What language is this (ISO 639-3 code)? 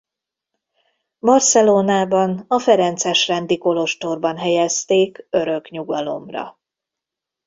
hun